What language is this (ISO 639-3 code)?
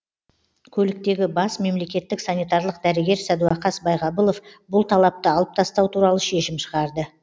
kaz